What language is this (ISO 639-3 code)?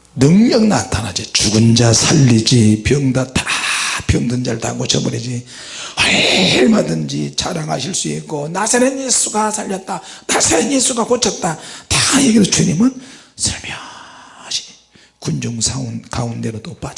kor